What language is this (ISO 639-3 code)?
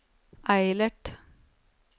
nor